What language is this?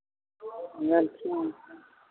Maithili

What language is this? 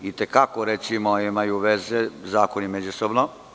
Serbian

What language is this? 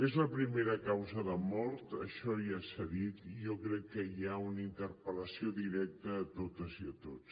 Catalan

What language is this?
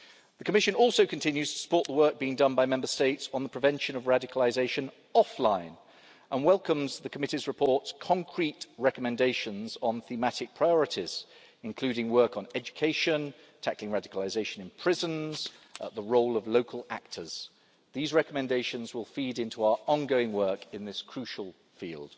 English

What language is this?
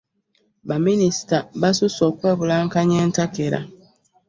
Ganda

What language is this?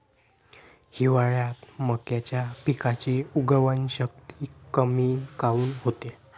Marathi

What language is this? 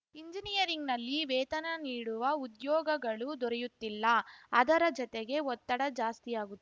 Kannada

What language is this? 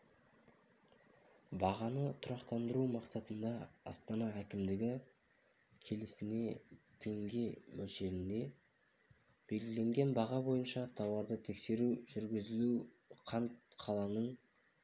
Kazakh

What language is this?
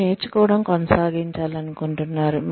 Telugu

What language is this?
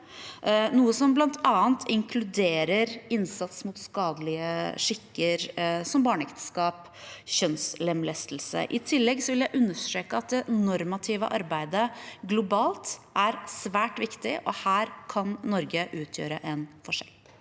Norwegian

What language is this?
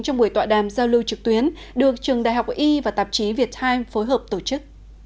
Vietnamese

